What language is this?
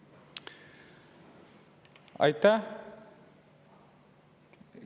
Estonian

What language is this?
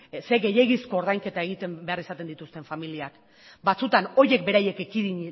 Basque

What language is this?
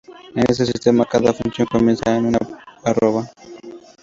Spanish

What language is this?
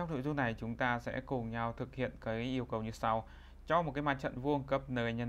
Vietnamese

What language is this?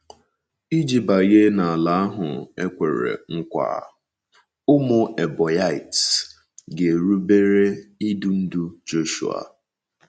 Igbo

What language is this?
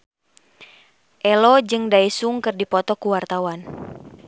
Sundanese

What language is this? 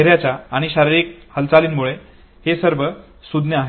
Marathi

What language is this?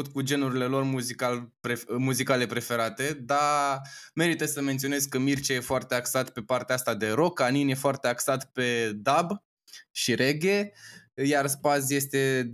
Romanian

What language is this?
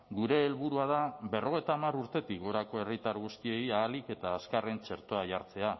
Basque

